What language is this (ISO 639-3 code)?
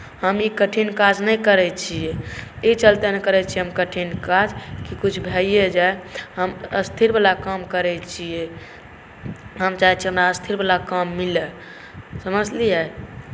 mai